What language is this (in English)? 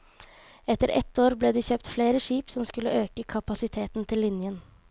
Norwegian